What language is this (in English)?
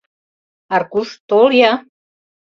Mari